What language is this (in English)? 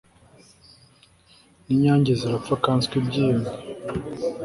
Kinyarwanda